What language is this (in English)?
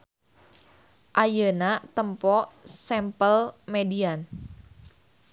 Sundanese